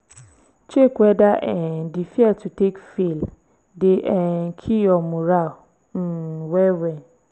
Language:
Nigerian Pidgin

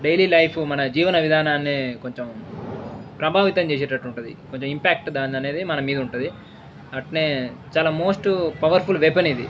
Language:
Telugu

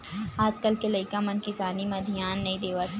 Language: Chhattisgarhi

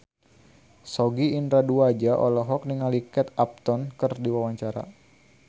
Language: Sundanese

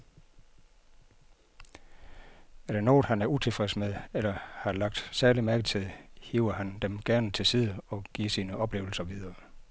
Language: Danish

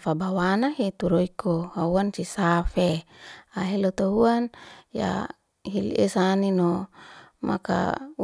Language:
Liana-Seti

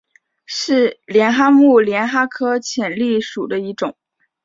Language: Chinese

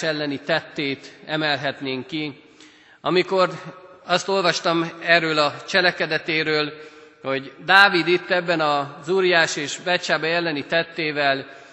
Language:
Hungarian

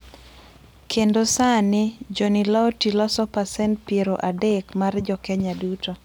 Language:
Luo (Kenya and Tanzania)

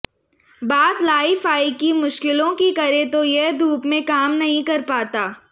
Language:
Hindi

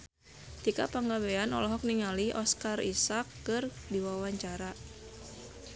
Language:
Sundanese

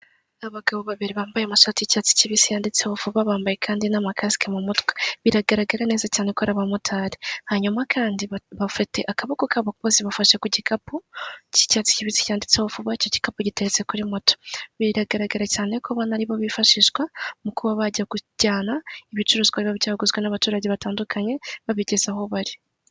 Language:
Kinyarwanda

